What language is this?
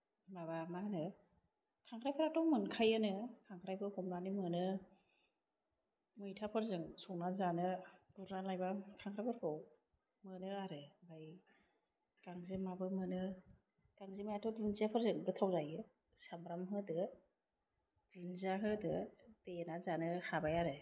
Bodo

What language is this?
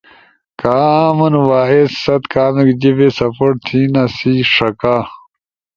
Ushojo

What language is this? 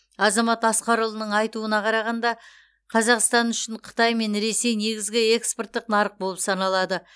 Kazakh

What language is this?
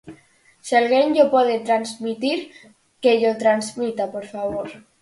Galician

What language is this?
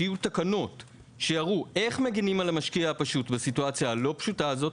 Hebrew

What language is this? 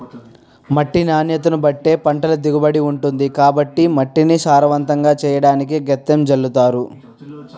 Telugu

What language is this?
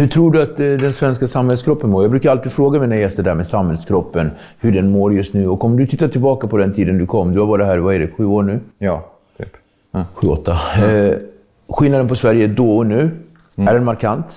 Swedish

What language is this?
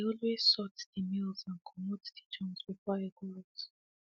Nigerian Pidgin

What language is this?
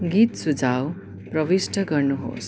Nepali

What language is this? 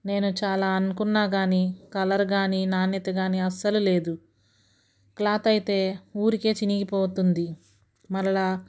Telugu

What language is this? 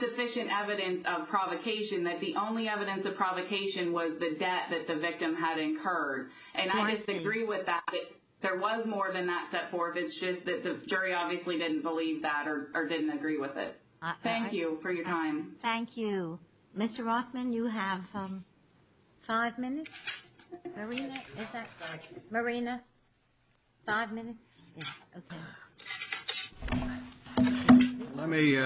English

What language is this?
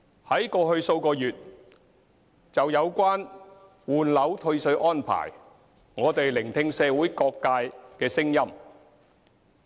Cantonese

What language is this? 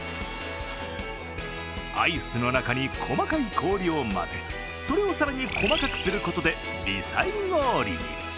Japanese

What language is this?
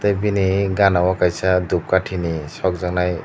Kok Borok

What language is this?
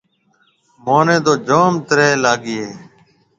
Marwari (Pakistan)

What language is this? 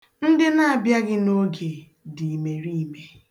Igbo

